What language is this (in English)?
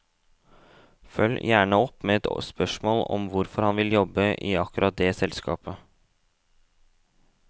Norwegian